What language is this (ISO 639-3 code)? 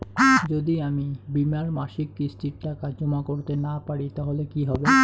ben